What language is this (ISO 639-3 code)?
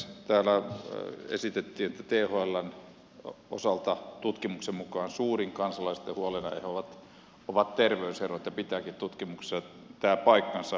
fin